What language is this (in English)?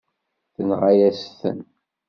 Kabyle